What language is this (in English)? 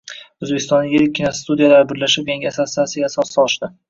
Uzbek